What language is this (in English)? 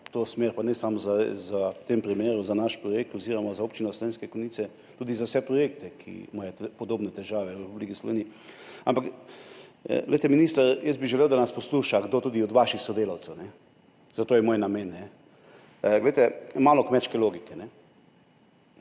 Slovenian